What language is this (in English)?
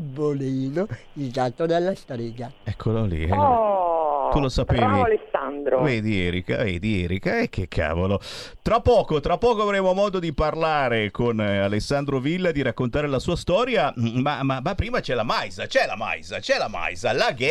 Italian